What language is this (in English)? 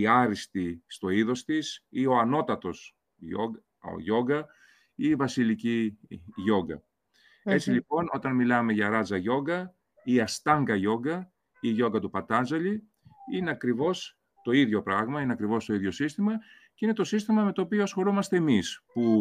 Greek